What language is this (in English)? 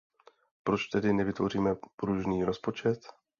Czech